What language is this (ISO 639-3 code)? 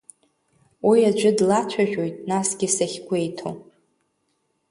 abk